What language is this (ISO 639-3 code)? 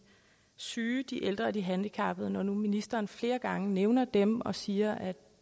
dan